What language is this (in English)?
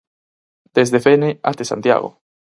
Galician